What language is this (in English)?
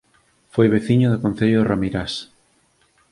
Galician